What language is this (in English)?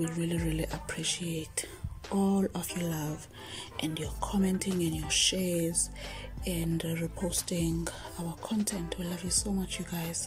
English